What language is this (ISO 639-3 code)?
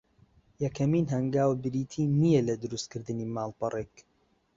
ckb